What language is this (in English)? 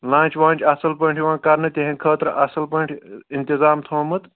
Kashmiri